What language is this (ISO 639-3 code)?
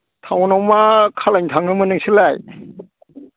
brx